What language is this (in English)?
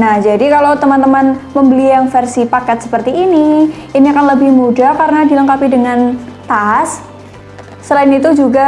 Indonesian